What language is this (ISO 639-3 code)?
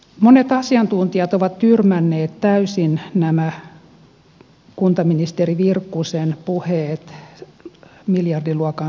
fin